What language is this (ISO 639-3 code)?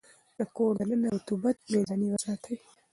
pus